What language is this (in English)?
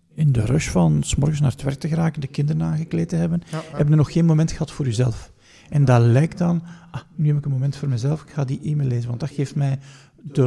Dutch